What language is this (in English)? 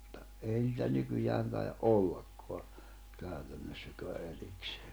Finnish